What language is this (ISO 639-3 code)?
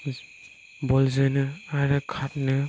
brx